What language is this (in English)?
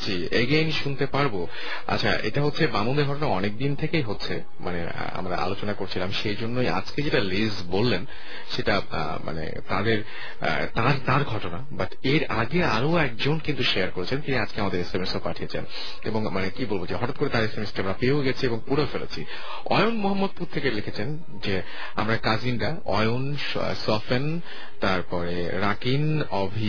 Bangla